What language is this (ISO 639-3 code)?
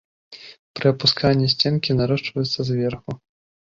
bel